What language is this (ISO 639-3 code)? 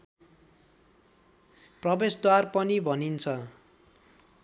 nep